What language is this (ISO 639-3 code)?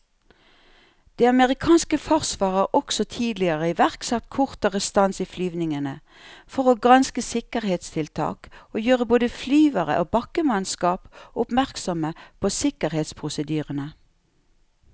nor